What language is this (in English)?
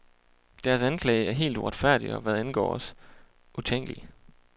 Danish